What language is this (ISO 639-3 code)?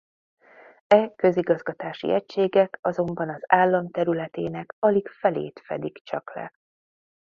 hun